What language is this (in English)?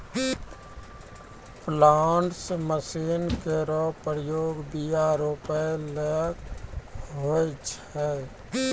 Maithili